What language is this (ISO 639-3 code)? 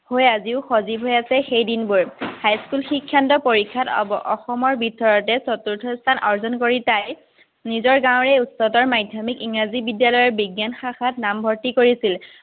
asm